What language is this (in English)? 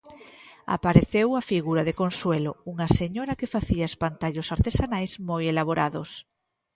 Galician